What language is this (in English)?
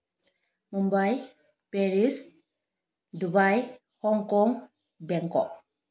Manipuri